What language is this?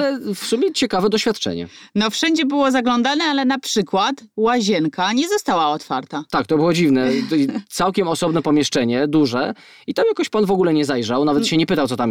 Polish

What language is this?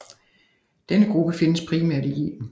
Danish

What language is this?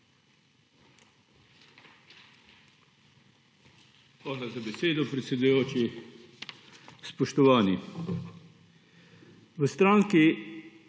Slovenian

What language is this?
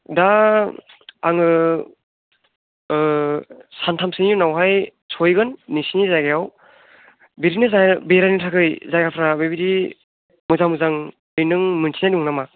Bodo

